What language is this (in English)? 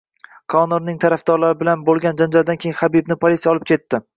Uzbek